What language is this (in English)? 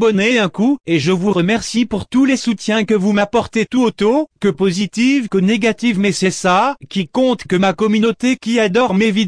French